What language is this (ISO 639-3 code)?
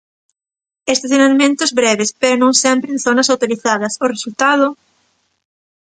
glg